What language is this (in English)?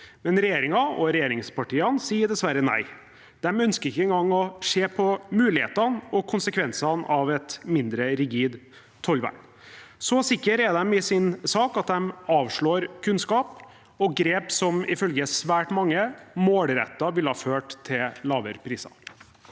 Norwegian